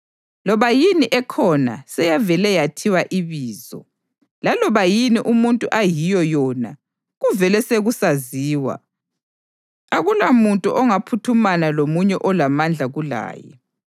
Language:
North Ndebele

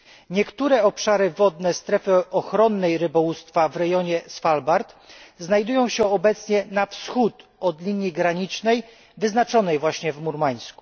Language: Polish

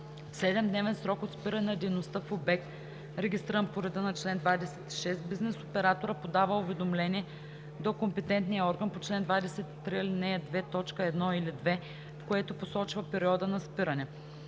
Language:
Bulgarian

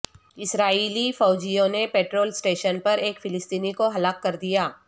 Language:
Urdu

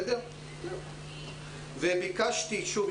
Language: Hebrew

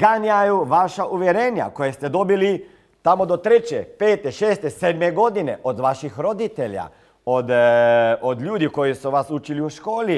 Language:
Croatian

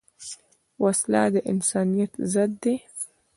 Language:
Pashto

